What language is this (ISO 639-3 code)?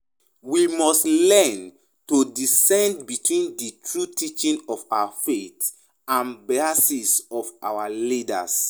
pcm